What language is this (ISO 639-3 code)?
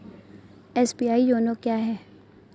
hin